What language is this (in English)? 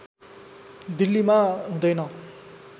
Nepali